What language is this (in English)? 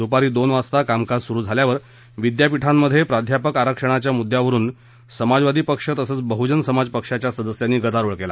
Marathi